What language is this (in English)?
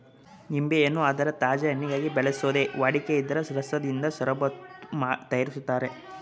Kannada